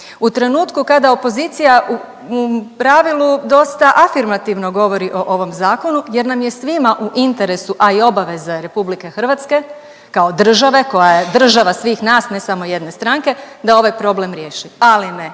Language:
Croatian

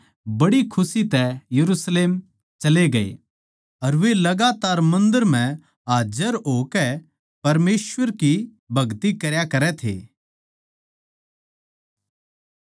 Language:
Haryanvi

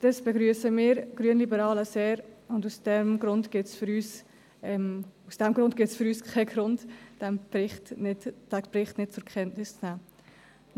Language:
Swiss German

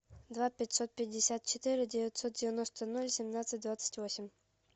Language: Russian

